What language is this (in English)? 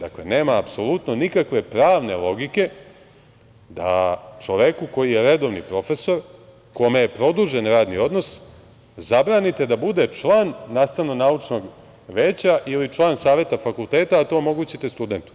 Serbian